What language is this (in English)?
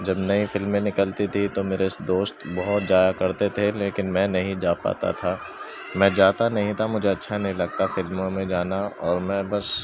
Urdu